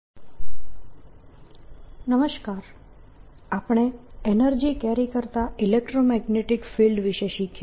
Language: Gujarati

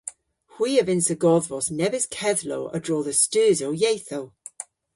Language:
Cornish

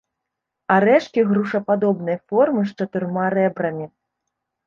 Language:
Belarusian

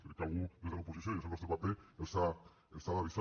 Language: Catalan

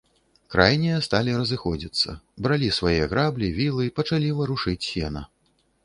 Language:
Belarusian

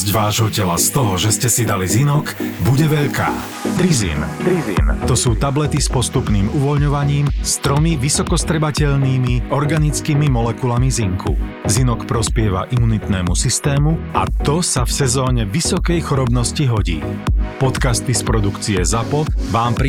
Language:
Slovak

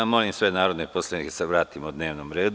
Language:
Serbian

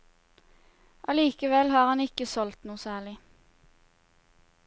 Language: Norwegian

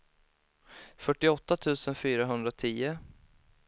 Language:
Swedish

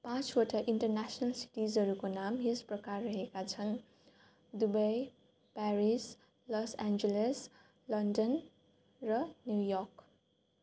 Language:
Nepali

